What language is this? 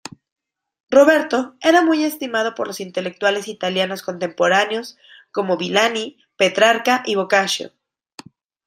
Spanish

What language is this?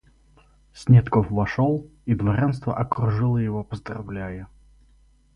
Russian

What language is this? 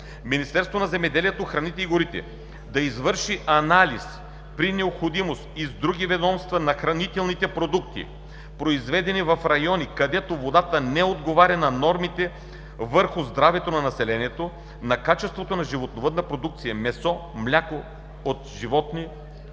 Bulgarian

